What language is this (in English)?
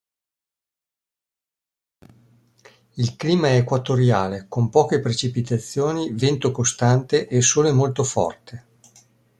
Italian